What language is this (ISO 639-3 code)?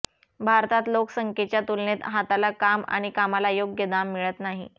mar